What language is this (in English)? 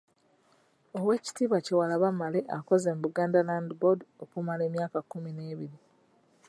Ganda